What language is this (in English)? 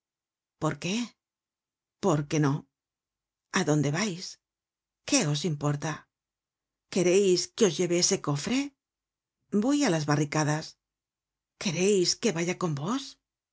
Spanish